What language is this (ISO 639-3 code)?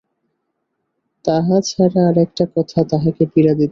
ben